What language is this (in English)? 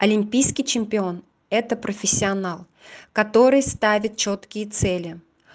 Russian